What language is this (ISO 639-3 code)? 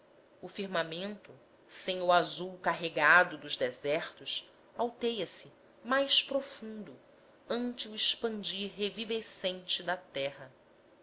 por